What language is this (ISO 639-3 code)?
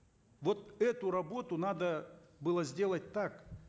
kaz